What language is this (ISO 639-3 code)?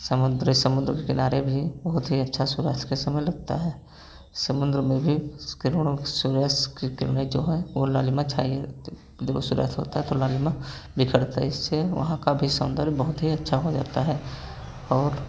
hin